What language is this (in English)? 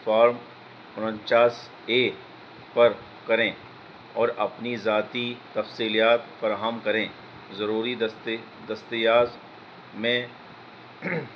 Urdu